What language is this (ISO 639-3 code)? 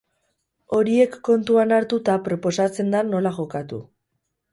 eus